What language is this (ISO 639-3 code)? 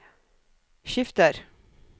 nor